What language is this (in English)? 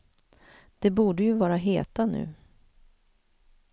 Swedish